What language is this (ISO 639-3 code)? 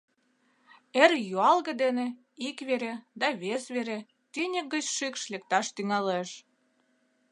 chm